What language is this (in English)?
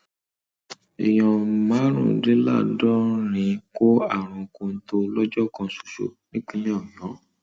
Yoruba